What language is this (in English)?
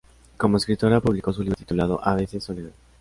Spanish